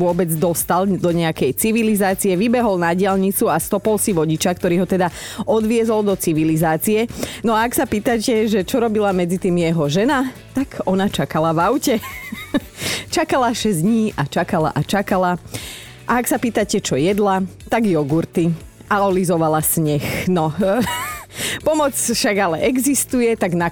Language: Slovak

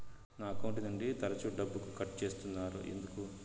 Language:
Telugu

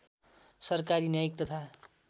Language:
Nepali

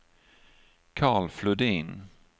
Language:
Swedish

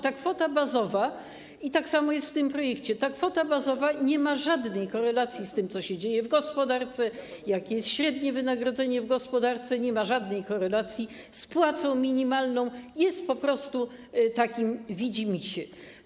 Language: Polish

